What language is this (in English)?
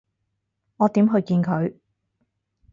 Cantonese